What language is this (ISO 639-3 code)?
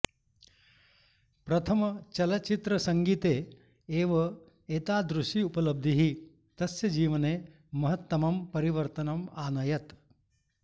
san